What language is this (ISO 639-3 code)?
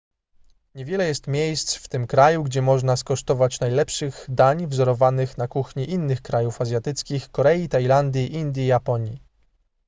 pol